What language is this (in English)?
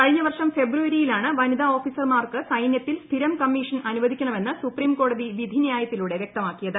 Malayalam